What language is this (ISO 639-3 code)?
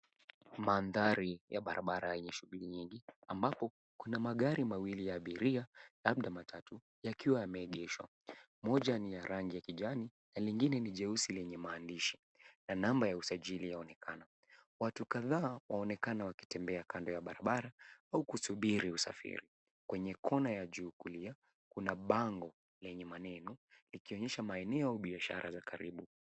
swa